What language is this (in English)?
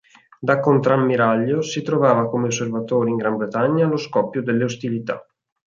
Italian